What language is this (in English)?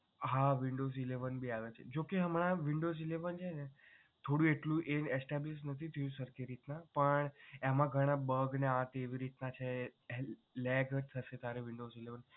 Gujarati